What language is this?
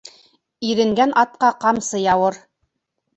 Bashkir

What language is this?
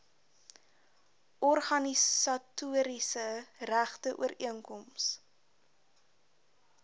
Afrikaans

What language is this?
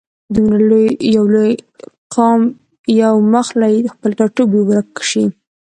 Pashto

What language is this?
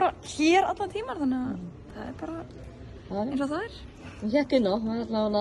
Turkish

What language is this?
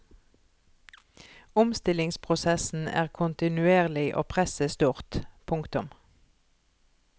Norwegian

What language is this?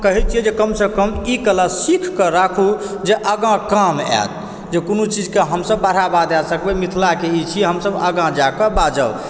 Maithili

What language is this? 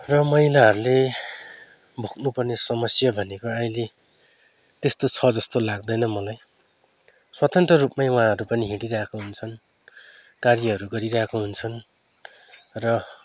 Nepali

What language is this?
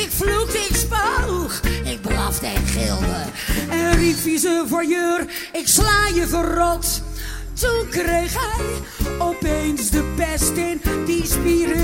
Dutch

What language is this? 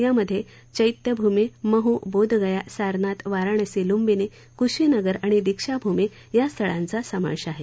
Marathi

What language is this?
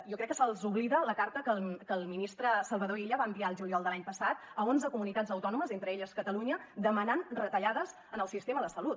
Catalan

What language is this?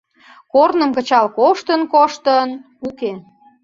Mari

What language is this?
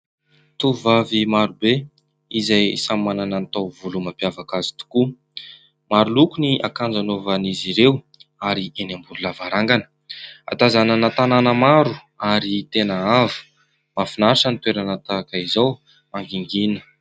Malagasy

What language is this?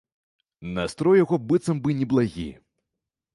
Belarusian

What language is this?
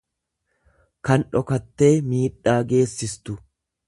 Oromo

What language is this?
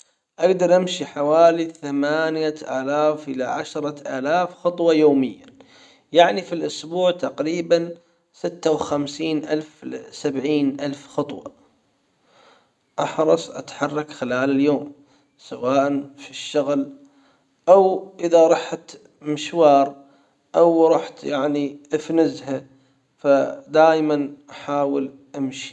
Hijazi Arabic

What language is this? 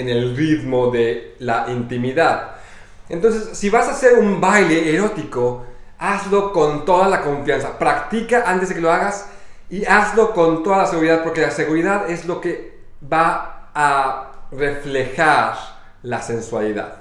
Spanish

